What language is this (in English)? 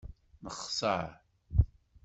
Kabyle